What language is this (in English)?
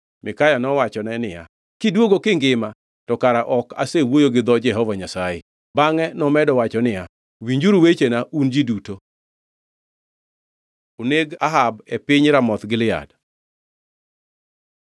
Luo (Kenya and Tanzania)